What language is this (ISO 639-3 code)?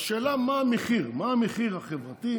heb